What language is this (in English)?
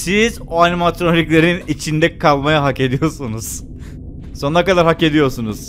Turkish